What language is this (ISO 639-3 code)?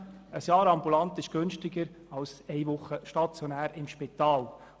gsw